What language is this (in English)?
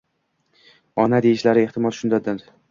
Uzbek